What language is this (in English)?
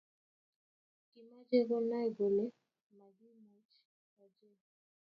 Kalenjin